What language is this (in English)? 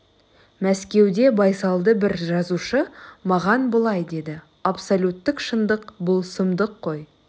Kazakh